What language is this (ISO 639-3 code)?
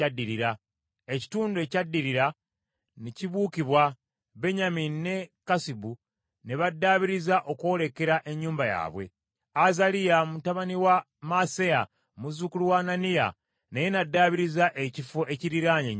lug